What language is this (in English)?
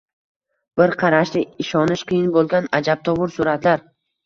Uzbek